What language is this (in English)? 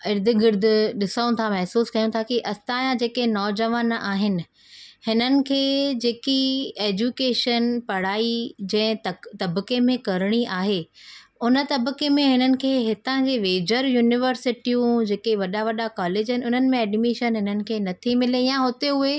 Sindhi